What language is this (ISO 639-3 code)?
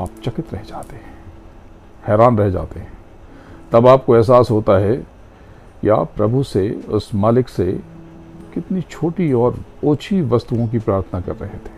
hin